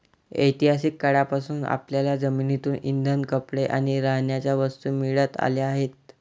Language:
Marathi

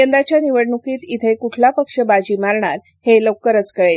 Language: Marathi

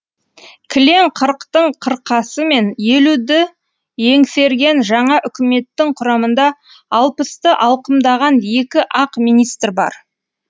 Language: Kazakh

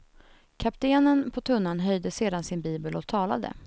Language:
Swedish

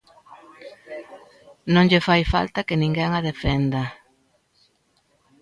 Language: Galician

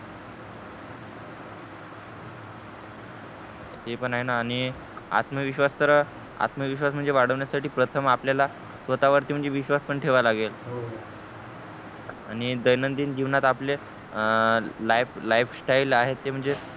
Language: Marathi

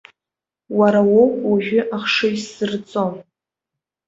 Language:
Abkhazian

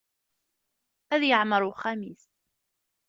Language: Kabyle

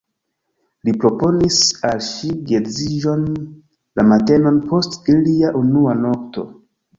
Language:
Esperanto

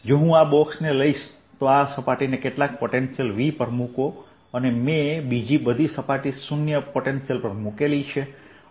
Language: Gujarati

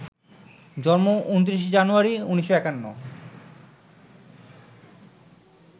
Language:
Bangla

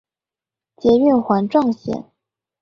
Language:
Chinese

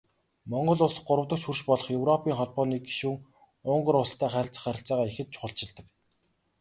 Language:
Mongolian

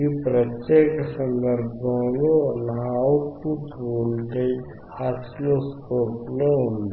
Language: Telugu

